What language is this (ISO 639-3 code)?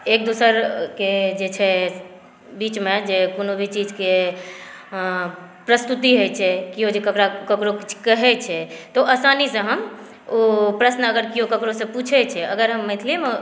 mai